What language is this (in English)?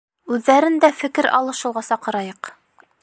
Bashkir